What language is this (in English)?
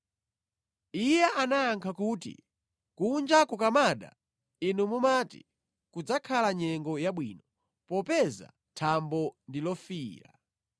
Nyanja